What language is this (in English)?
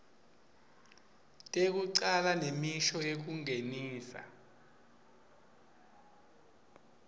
Swati